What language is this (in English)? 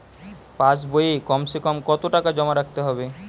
Bangla